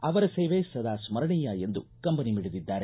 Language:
Kannada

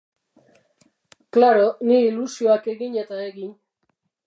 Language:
Basque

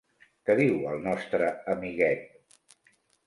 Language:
Catalan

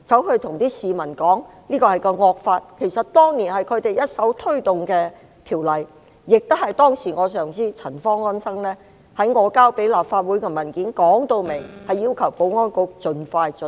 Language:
Cantonese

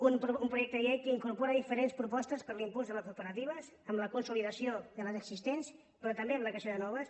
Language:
Catalan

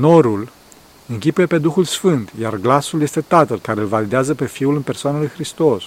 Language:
Romanian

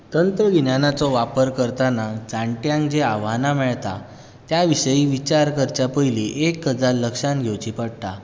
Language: Konkani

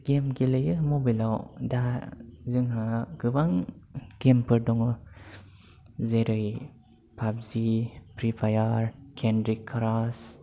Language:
Bodo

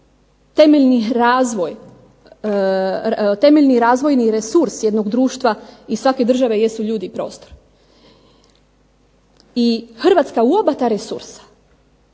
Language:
Croatian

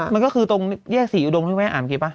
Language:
Thai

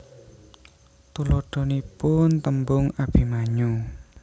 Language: Javanese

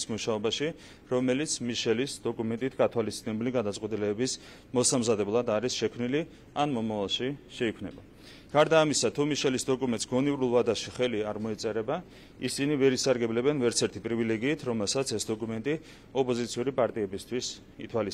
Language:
Turkish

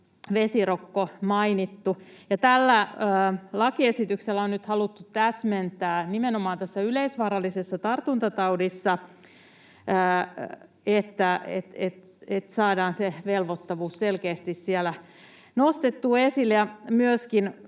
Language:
Finnish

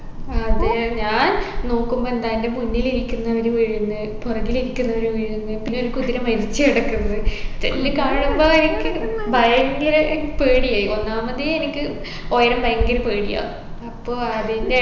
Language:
Malayalam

